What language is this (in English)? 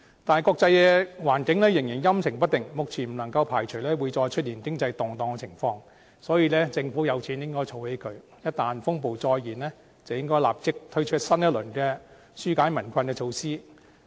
Cantonese